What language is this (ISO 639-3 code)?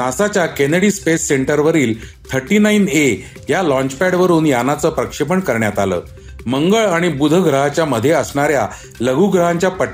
mar